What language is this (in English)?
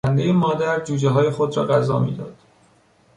Persian